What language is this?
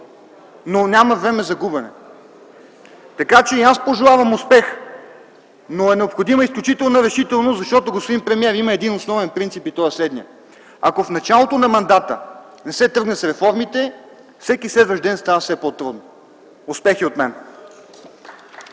Bulgarian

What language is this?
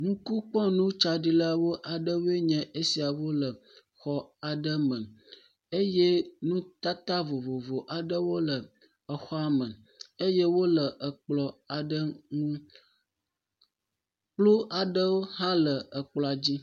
Ewe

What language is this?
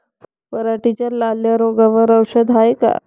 Marathi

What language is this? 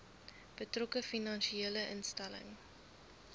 Afrikaans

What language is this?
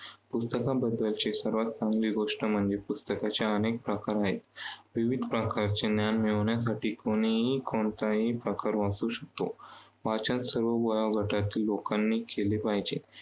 Marathi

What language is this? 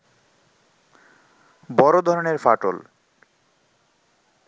Bangla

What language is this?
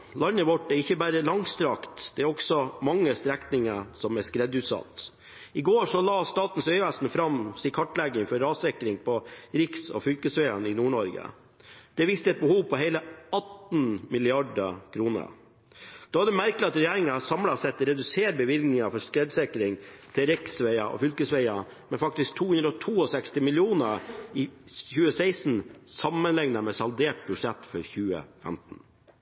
Norwegian Bokmål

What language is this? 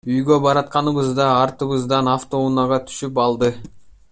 Kyrgyz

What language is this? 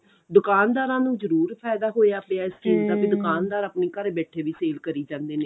Punjabi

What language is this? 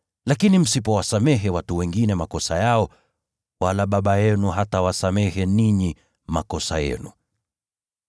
Swahili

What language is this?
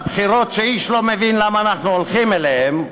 Hebrew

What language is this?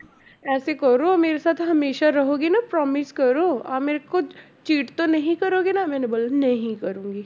Punjabi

